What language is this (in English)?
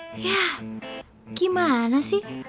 Indonesian